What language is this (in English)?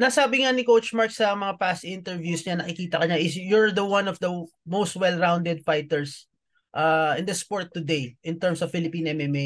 Filipino